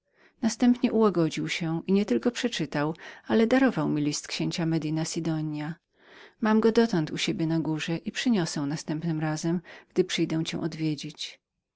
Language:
Polish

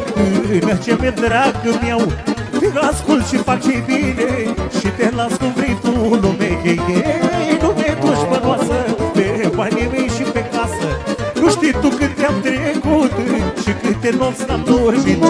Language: Romanian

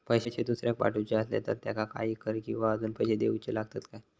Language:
Marathi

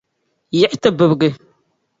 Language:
Dagbani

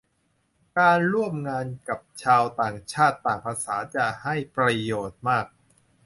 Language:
Thai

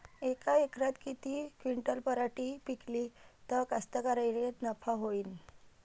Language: Marathi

